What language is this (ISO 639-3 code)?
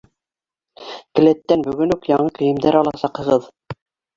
bak